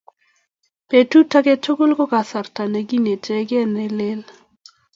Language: Kalenjin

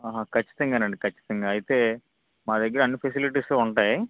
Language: Telugu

